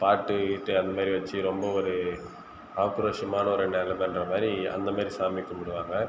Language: Tamil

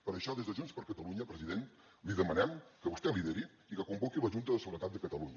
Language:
Catalan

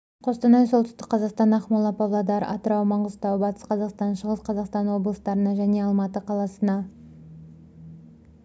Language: Kazakh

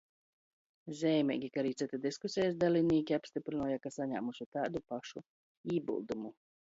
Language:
Latgalian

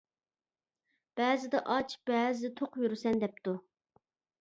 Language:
Uyghur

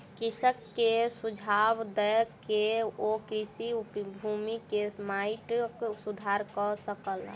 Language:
Maithili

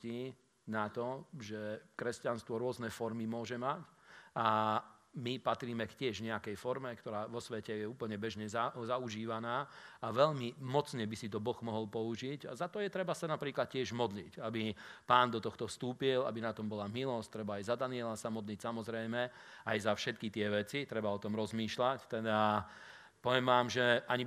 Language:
Slovak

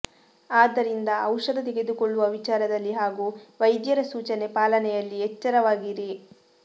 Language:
Kannada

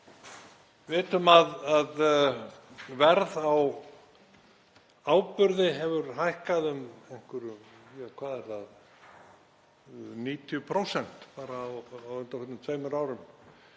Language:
Icelandic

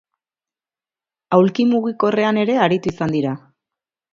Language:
Basque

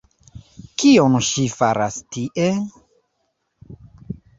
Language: Esperanto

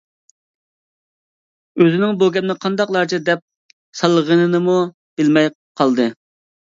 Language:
Uyghur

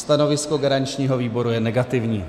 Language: Czech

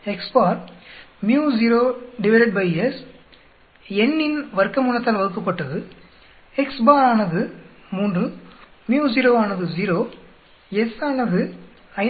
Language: Tamil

